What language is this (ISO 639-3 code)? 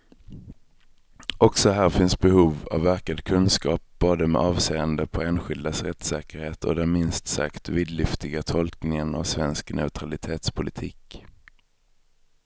swe